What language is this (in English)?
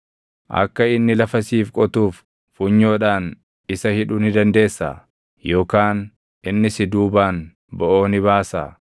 Oromo